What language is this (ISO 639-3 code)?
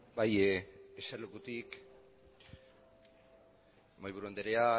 eus